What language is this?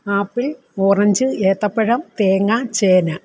Malayalam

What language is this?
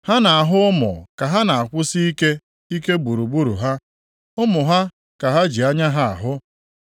Igbo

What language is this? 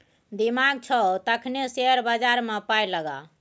Maithili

